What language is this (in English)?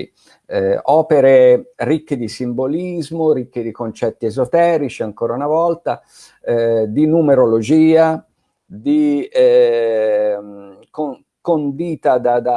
Italian